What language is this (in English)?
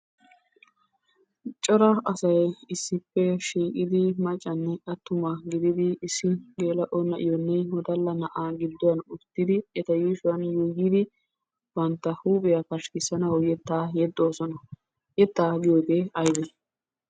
Wolaytta